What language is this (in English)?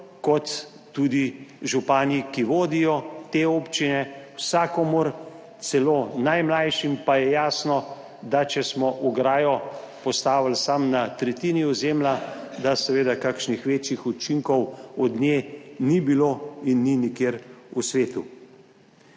Slovenian